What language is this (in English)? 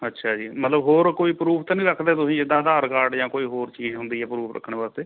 Punjabi